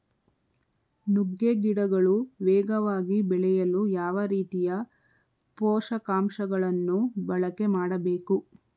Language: Kannada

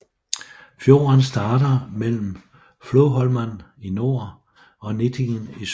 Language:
Danish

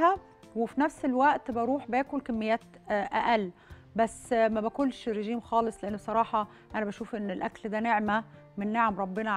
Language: Arabic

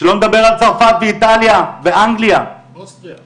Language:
Hebrew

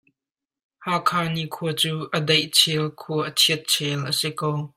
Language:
Hakha Chin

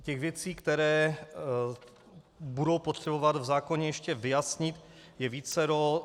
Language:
Czech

